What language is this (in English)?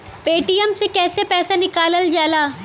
Bhojpuri